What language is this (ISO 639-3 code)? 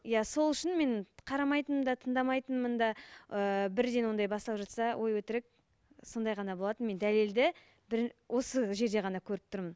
kaz